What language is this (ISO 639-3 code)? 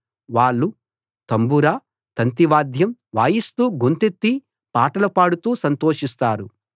tel